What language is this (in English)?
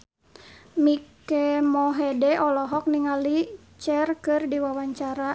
Sundanese